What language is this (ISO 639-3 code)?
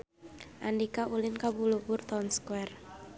sun